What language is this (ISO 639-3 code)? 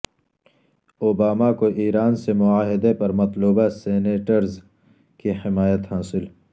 urd